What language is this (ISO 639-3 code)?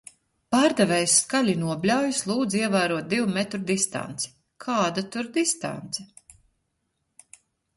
lav